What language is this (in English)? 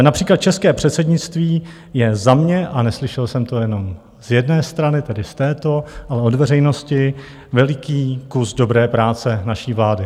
Czech